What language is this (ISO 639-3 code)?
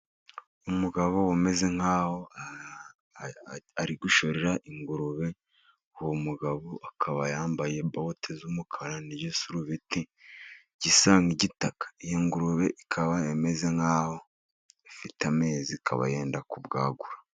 kin